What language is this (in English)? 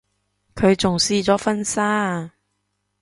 Cantonese